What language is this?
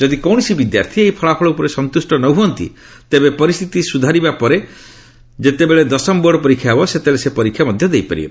Odia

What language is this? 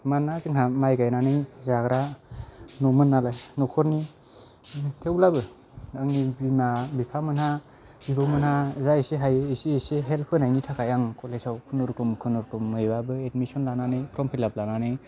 Bodo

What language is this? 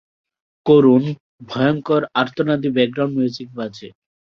Bangla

